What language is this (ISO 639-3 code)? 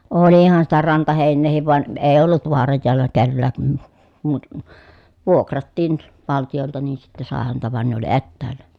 fin